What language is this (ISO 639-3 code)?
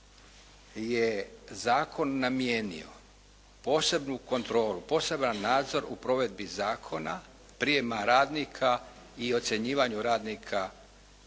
hrv